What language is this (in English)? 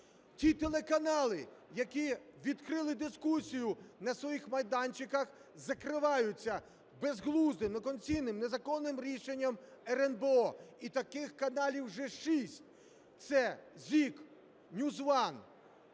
Ukrainian